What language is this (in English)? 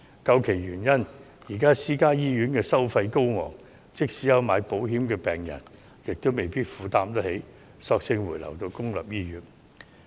Cantonese